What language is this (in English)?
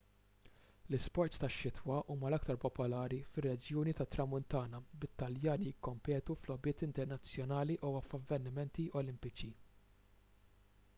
Maltese